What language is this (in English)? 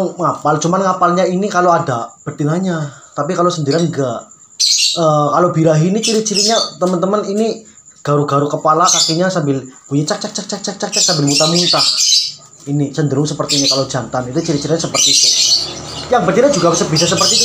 Indonesian